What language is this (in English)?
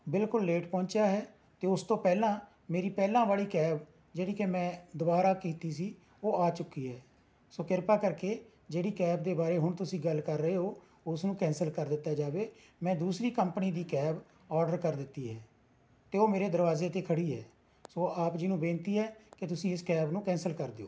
Punjabi